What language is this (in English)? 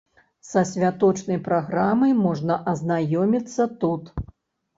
Belarusian